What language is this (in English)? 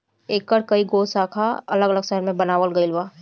Bhojpuri